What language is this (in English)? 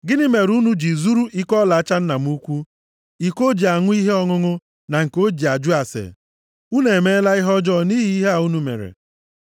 Igbo